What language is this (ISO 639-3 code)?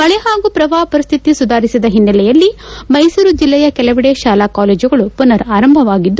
kan